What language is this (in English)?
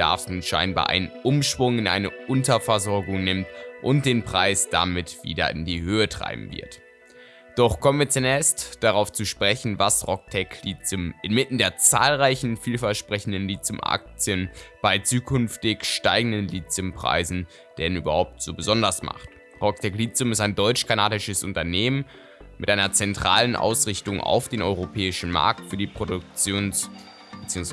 German